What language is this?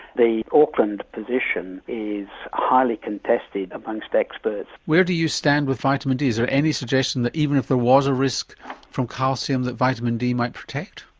English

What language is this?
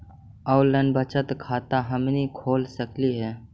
Magahi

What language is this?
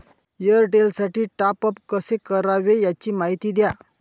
Marathi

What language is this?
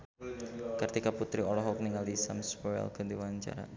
Sundanese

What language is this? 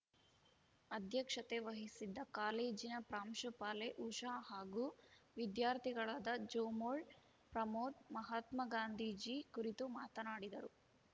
Kannada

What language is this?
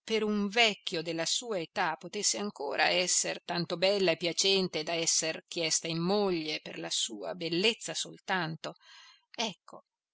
Italian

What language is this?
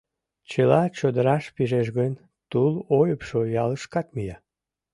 Mari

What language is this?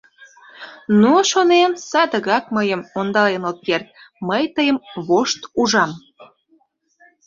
Mari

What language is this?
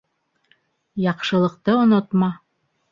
Bashkir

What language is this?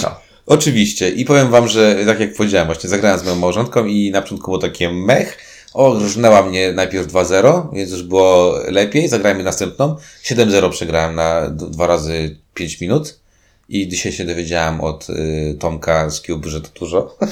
Polish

